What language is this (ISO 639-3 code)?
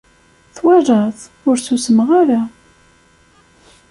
kab